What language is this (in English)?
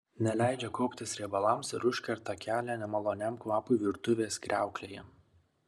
Lithuanian